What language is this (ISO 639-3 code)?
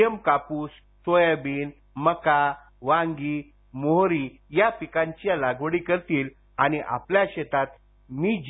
mar